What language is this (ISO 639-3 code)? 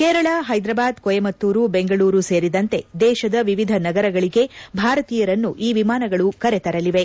kan